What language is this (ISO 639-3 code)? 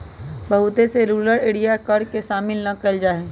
mag